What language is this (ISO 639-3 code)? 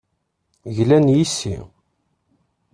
kab